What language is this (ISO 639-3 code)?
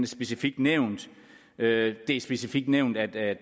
dan